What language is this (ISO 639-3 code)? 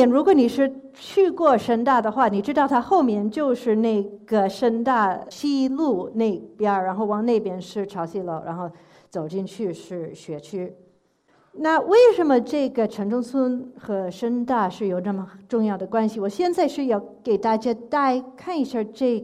zho